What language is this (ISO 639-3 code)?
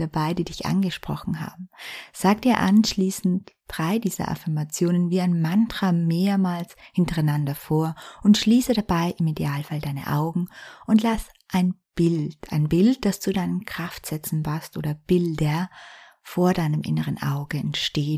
deu